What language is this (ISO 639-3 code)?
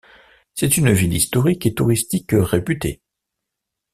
fra